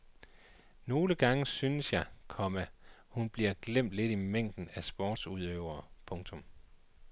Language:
Danish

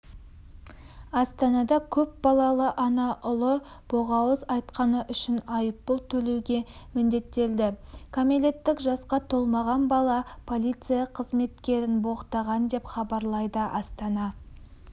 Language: Kazakh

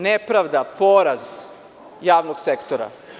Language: Serbian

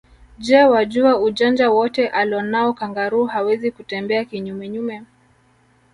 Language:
Swahili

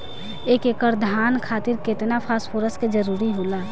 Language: Bhojpuri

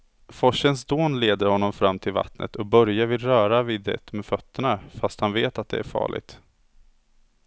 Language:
Swedish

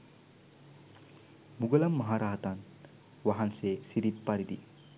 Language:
Sinhala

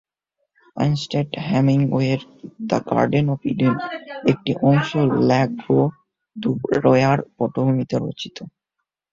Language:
Bangla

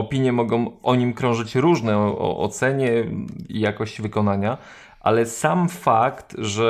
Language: Polish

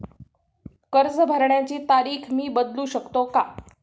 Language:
Marathi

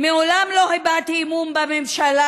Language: Hebrew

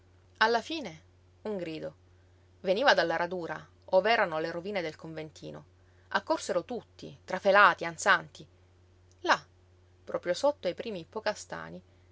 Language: Italian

